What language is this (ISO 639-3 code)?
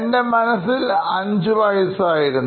mal